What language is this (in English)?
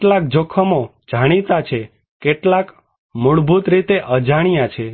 Gujarati